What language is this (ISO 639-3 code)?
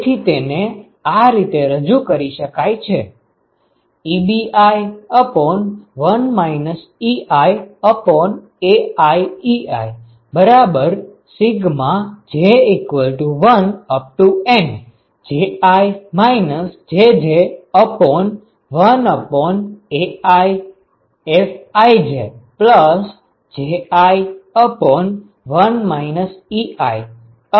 guj